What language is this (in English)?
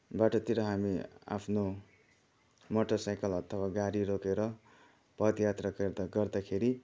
Nepali